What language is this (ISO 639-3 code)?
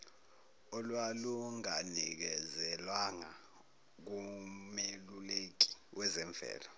zul